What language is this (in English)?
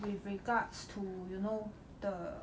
English